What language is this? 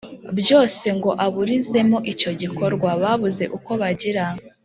Kinyarwanda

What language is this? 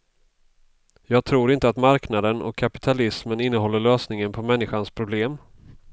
Swedish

